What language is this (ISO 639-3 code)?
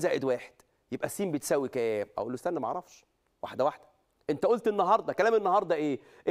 ara